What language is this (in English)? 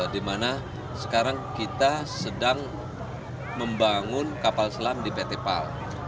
Indonesian